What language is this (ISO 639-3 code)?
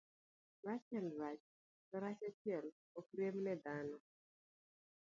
luo